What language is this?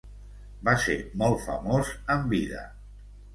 Catalan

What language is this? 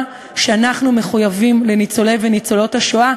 Hebrew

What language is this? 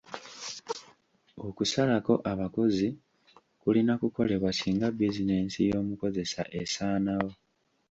Ganda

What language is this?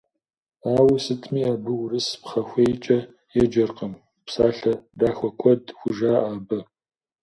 Kabardian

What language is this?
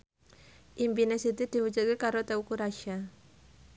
Javanese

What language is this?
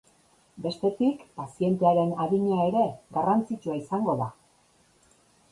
Basque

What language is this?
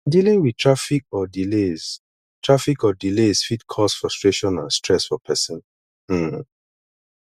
Nigerian Pidgin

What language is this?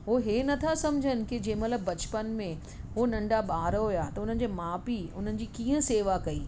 Sindhi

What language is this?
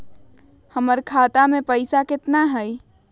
Magahi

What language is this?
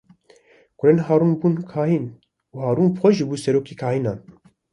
Kurdish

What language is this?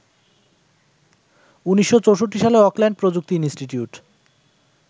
Bangla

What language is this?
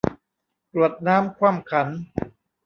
Thai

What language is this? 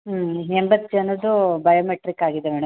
Kannada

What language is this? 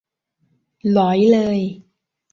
Thai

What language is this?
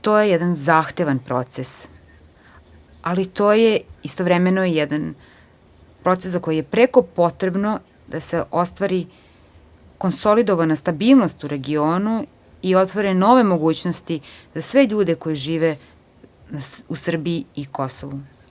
Serbian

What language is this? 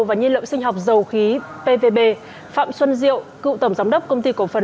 Vietnamese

